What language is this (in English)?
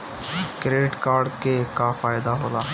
Bhojpuri